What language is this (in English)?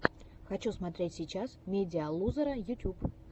Russian